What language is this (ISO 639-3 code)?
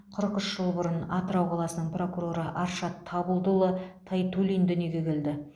kaz